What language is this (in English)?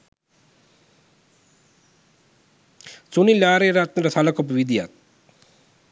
Sinhala